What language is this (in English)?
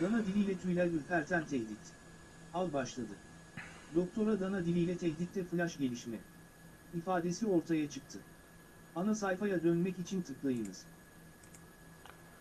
Turkish